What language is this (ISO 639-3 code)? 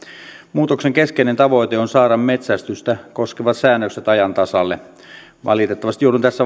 fin